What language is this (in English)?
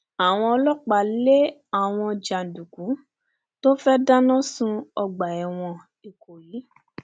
Yoruba